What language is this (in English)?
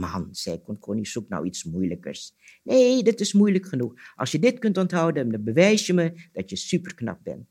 Dutch